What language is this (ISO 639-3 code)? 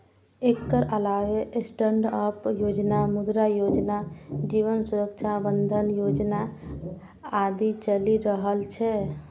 mai